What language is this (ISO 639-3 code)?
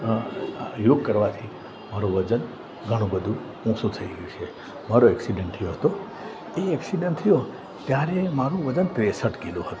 guj